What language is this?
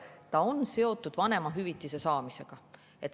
Estonian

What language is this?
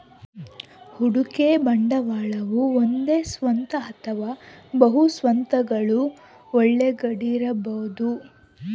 Kannada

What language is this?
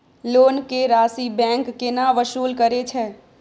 Maithili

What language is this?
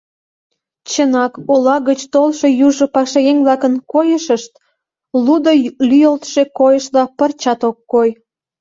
Mari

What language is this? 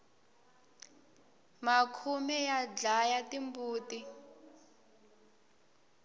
Tsonga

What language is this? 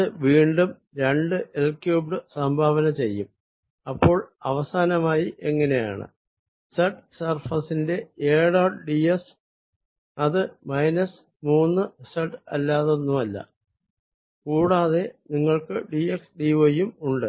Malayalam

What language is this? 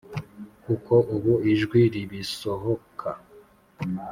Kinyarwanda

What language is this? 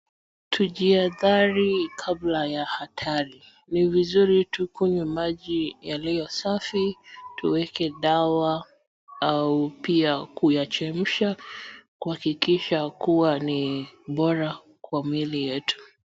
Swahili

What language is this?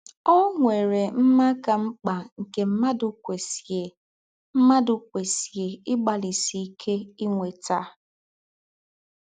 Igbo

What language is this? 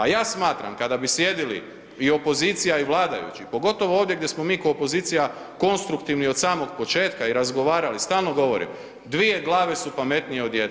Croatian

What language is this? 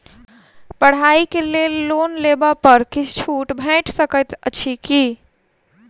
Maithili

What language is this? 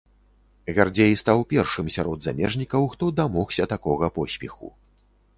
Belarusian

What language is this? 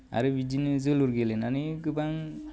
Bodo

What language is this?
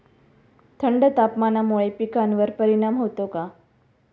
Marathi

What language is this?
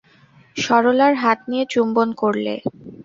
Bangla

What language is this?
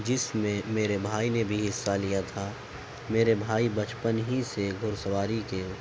Urdu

